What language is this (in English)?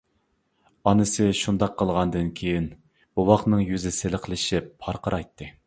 Uyghur